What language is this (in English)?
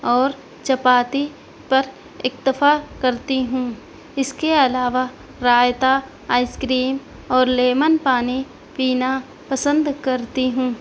Urdu